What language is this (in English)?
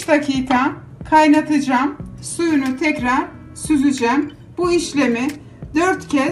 Turkish